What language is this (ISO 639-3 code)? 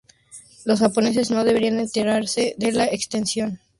spa